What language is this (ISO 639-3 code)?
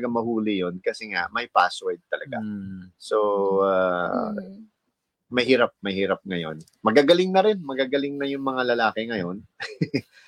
fil